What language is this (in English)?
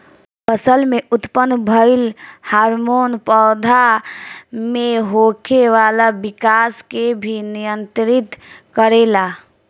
Bhojpuri